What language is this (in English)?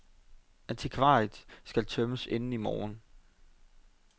Danish